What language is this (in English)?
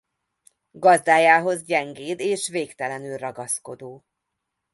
Hungarian